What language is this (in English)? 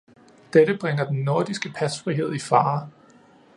Danish